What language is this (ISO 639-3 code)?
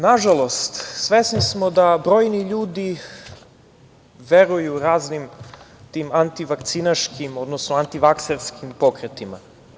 srp